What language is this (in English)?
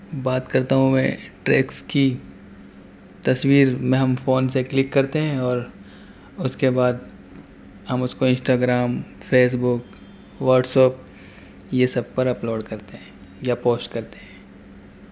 Urdu